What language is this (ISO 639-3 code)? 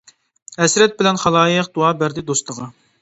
uig